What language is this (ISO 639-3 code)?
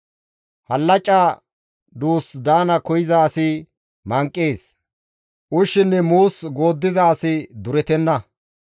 gmv